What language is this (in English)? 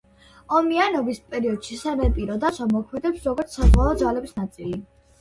Georgian